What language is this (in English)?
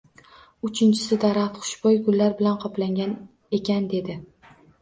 Uzbek